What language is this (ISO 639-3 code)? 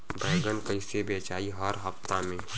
bho